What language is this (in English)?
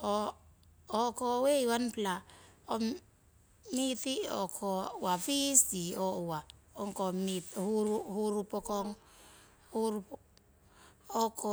Siwai